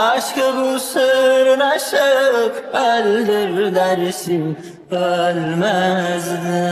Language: Turkish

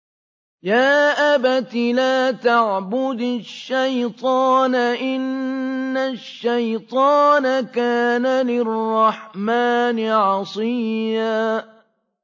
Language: Arabic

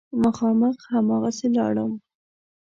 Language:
Pashto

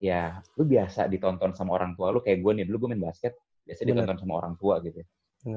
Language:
Indonesian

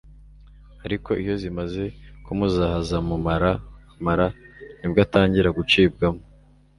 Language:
Kinyarwanda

